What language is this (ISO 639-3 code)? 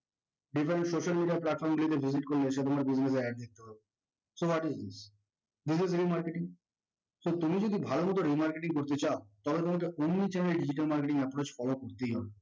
ben